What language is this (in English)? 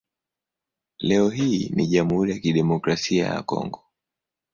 Swahili